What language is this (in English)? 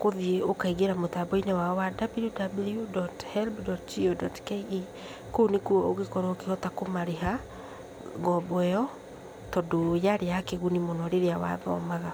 Kikuyu